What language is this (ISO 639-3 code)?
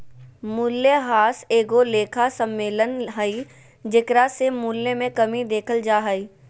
mag